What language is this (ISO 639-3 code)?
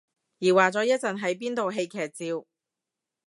yue